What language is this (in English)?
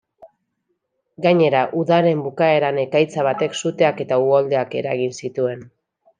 Basque